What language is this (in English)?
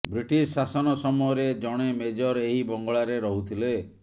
Odia